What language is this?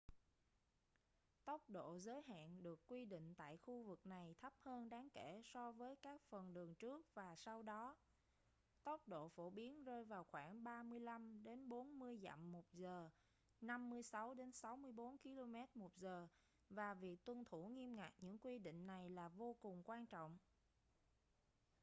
Vietnamese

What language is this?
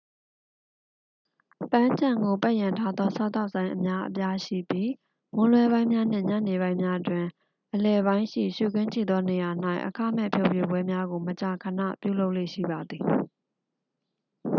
Burmese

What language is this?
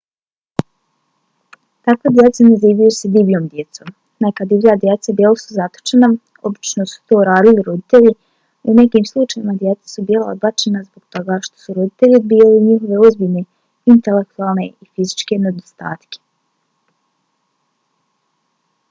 Bosnian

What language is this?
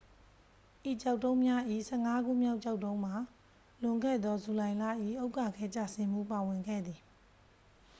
Burmese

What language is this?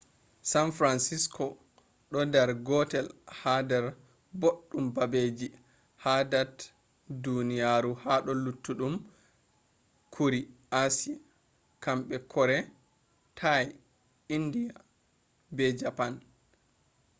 Fula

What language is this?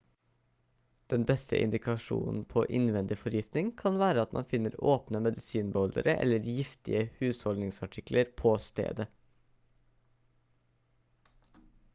Norwegian Bokmål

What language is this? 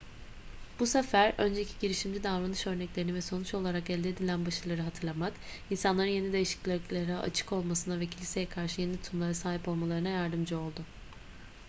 Turkish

